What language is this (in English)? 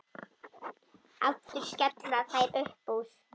Icelandic